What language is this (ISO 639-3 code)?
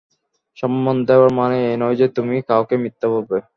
ben